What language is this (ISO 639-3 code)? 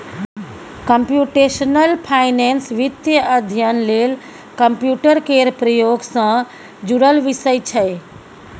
mai